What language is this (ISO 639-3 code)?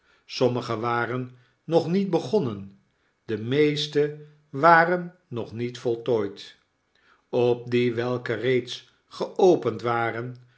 nld